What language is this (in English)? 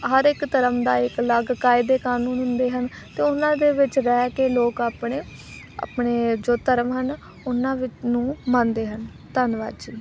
Punjabi